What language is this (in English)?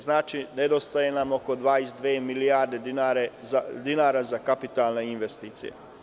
Serbian